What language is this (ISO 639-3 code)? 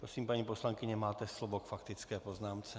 ces